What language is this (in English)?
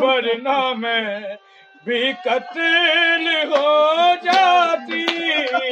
Urdu